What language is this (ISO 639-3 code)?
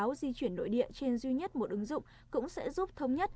vie